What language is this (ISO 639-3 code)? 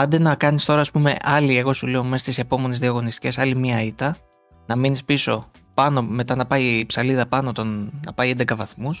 ell